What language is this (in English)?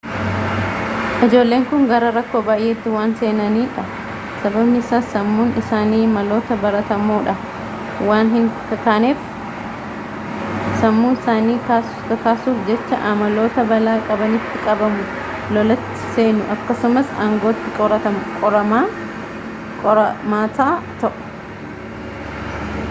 Oromo